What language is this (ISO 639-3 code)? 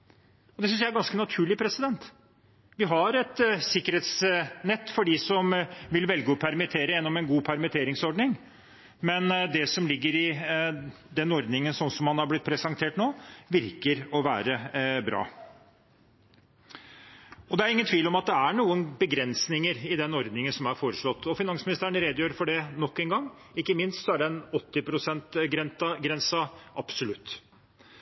nob